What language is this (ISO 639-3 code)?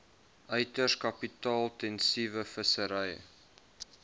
afr